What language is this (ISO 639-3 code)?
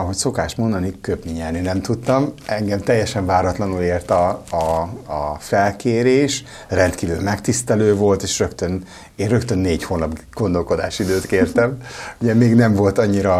hun